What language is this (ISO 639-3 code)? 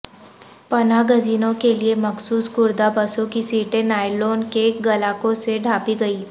urd